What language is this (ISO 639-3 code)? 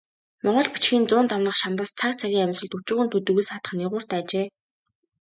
mon